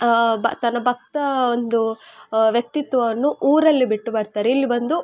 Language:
Kannada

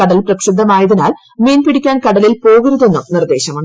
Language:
Malayalam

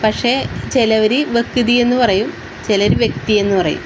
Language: Malayalam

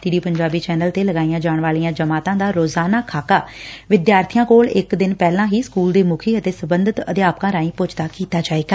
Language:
Punjabi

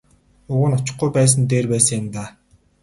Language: Mongolian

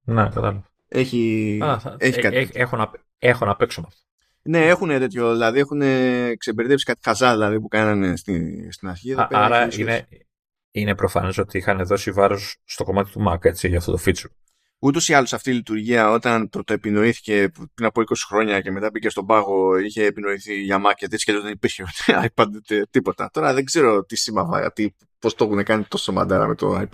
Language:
Greek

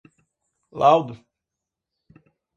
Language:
Portuguese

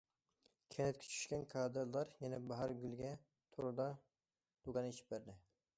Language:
Uyghur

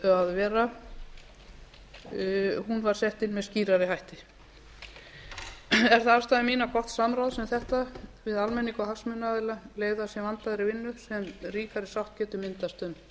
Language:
Icelandic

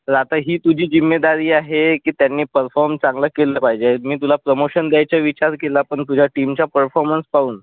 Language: Marathi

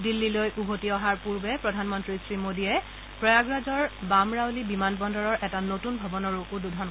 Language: Assamese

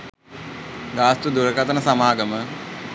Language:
Sinhala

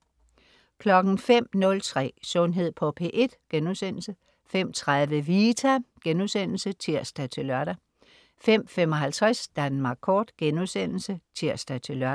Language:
Danish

